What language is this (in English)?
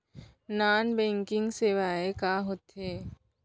Chhattisgarhi